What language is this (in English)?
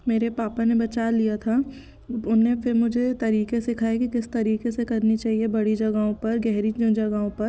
Hindi